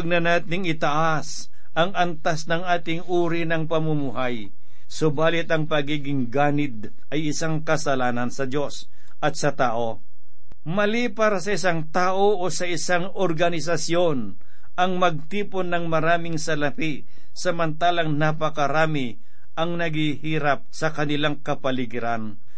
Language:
Filipino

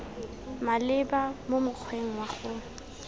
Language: Tswana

